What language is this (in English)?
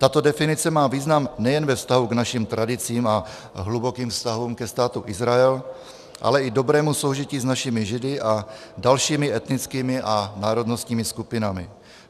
Czech